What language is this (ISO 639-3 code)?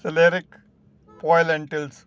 pan